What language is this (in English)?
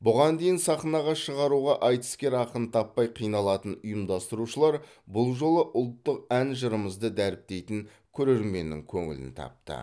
Kazakh